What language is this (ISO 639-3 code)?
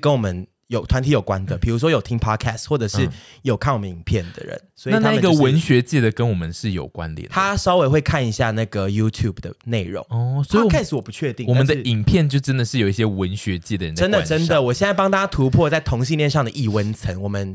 zho